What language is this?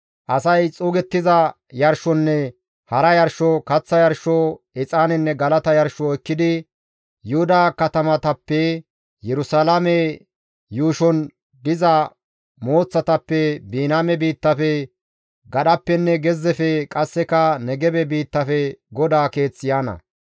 Gamo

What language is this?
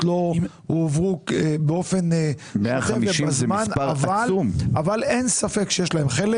Hebrew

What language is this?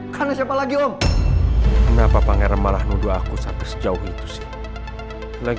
Indonesian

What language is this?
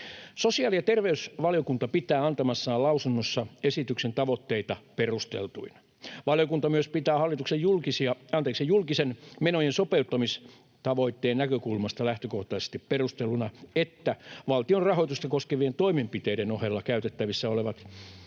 Finnish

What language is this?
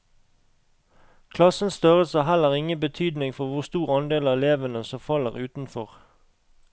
Norwegian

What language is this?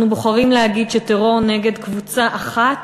Hebrew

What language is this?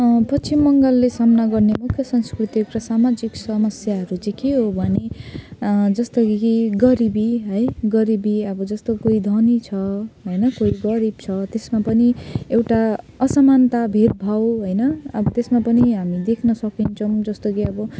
Nepali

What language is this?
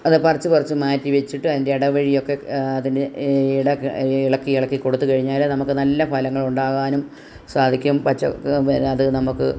Malayalam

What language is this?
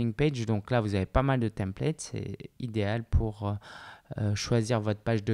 French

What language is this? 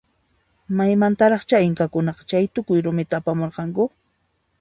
Puno Quechua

